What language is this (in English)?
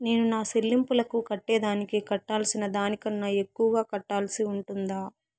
Telugu